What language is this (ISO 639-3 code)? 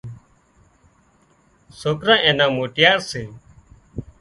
kxp